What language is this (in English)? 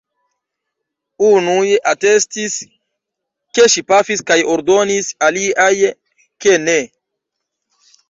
Esperanto